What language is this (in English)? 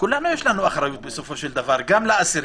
Hebrew